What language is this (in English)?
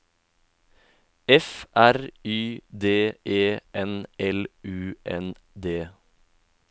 Norwegian